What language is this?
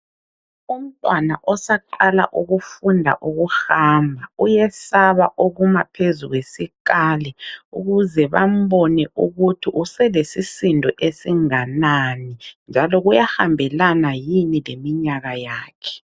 North Ndebele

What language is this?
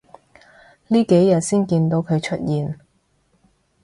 Cantonese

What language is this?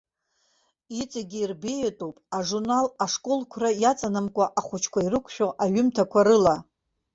Abkhazian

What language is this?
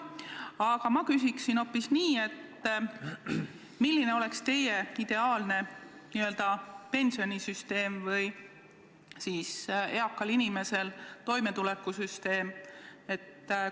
Estonian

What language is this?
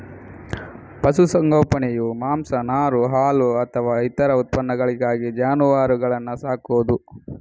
Kannada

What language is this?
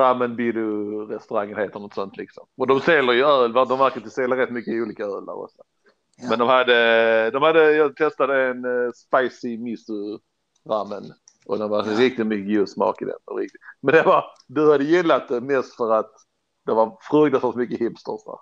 Swedish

